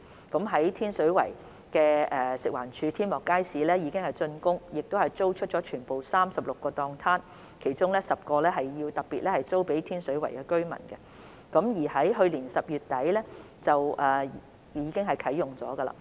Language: Cantonese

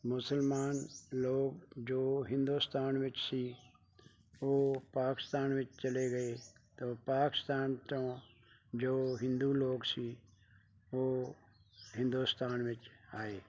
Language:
Punjabi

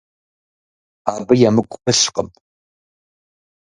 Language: Kabardian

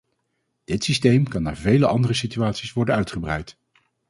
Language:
Dutch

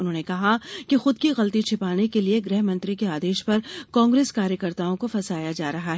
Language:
Hindi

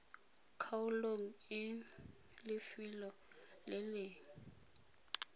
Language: Tswana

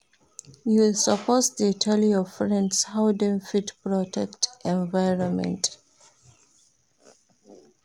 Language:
Nigerian Pidgin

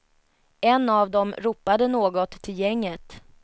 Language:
Swedish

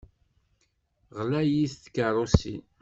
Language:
Kabyle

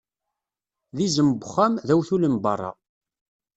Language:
Kabyle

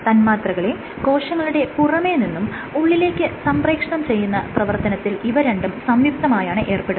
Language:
Malayalam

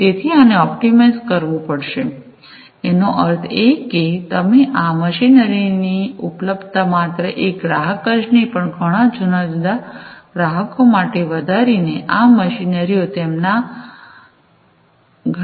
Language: Gujarati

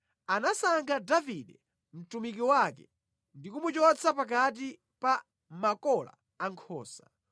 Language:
Nyanja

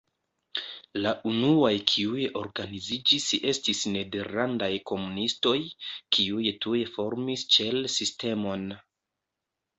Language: Esperanto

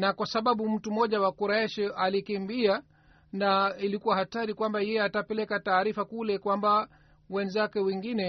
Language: Swahili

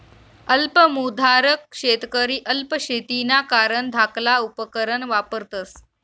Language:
Marathi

